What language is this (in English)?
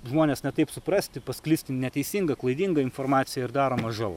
Lithuanian